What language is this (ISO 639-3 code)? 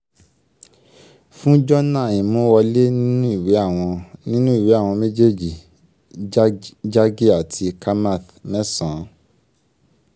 yor